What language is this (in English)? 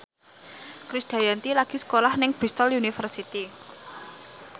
Javanese